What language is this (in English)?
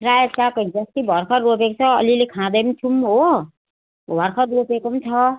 Nepali